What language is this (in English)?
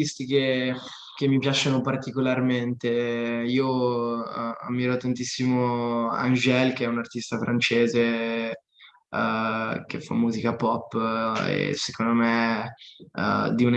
Italian